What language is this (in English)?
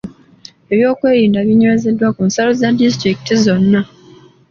Ganda